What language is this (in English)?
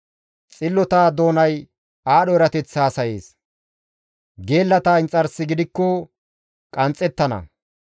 Gamo